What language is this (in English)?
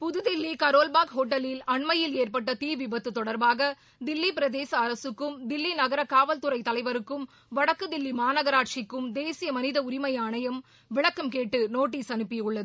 Tamil